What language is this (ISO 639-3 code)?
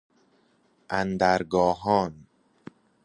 fas